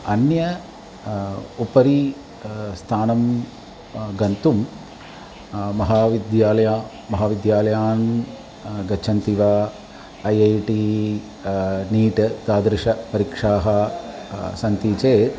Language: Sanskrit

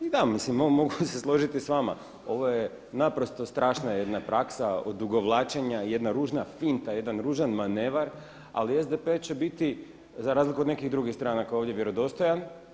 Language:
Croatian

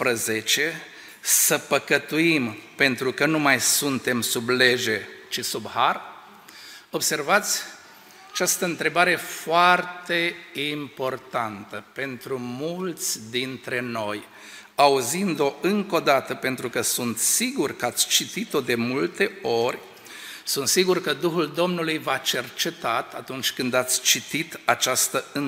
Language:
Romanian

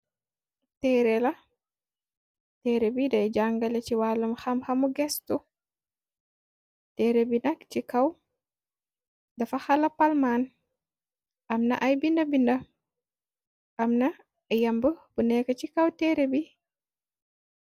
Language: Wolof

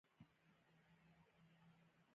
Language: Pashto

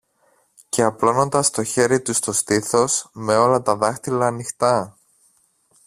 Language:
Greek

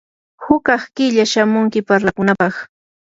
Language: Yanahuanca Pasco Quechua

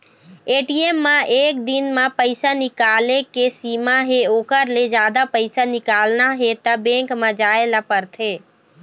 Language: Chhattisgarhi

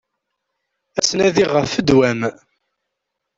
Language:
Kabyle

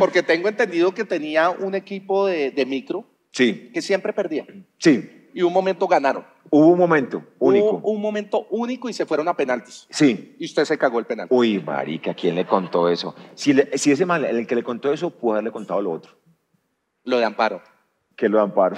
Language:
Spanish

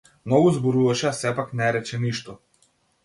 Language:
Macedonian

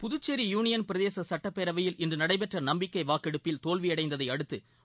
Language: Tamil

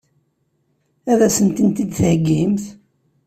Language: Kabyle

